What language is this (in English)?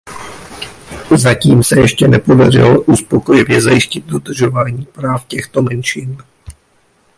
Czech